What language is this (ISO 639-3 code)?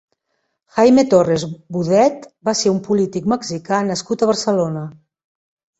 cat